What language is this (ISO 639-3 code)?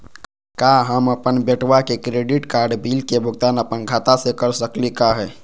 mag